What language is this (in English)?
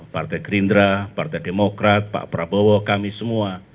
Indonesian